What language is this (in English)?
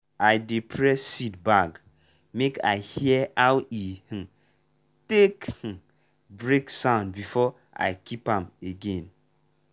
Nigerian Pidgin